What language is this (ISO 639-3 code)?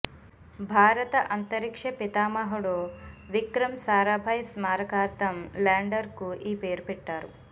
tel